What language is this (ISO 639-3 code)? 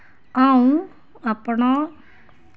doi